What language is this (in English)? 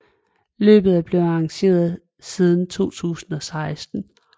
Danish